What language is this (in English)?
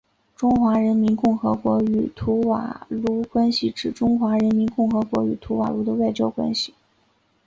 Chinese